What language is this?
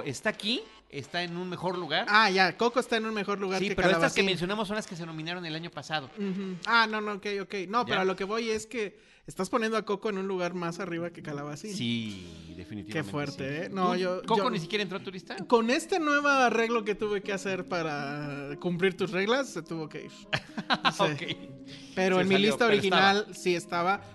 Spanish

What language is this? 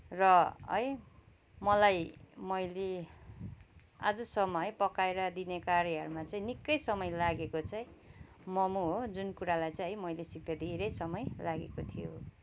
Nepali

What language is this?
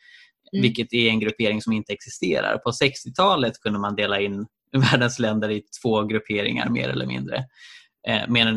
Swedish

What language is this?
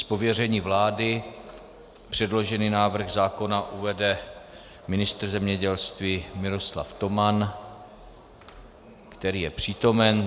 Czech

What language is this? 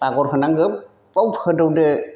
Bodo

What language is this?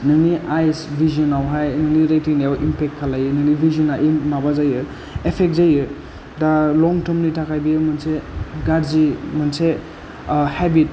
Bodo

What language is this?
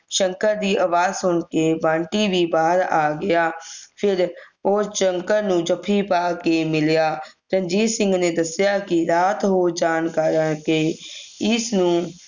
Punjabi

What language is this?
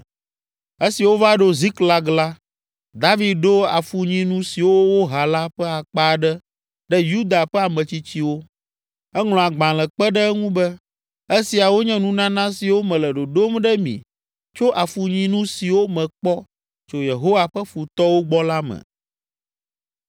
Ewe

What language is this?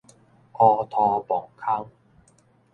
Min Nan Chinese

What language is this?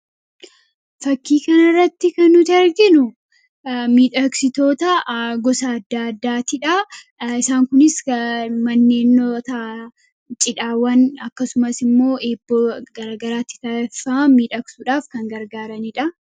Oromo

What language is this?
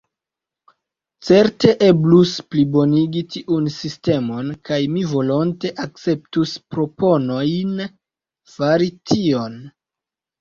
Esperanto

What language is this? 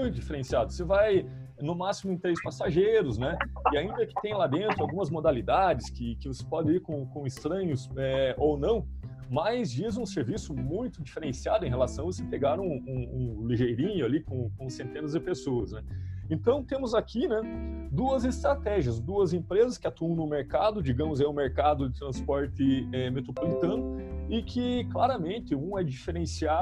Portuguese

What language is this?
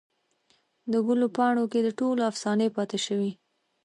Pashto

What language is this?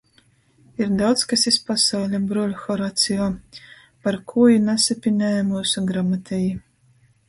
Latgalian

